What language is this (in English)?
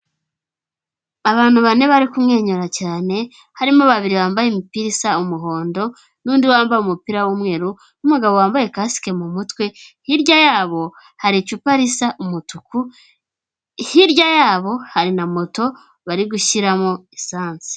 Kinyarwanda